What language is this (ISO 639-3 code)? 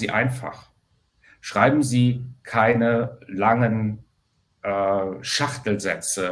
deu